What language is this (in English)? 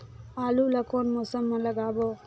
Chhattisgarhi